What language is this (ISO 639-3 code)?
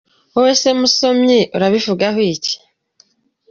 kin